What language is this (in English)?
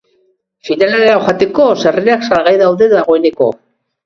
Basque